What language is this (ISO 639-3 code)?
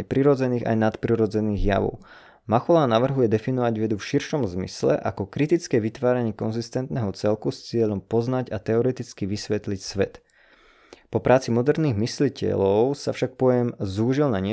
slk